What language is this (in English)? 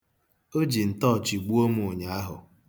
Igbo